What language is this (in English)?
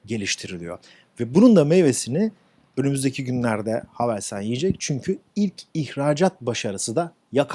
Turkish